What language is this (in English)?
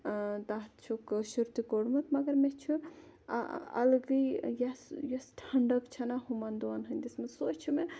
Kashmiri